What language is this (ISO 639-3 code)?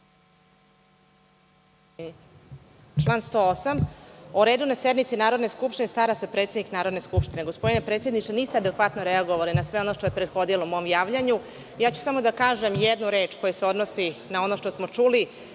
srp